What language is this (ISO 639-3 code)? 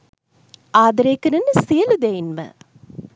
sin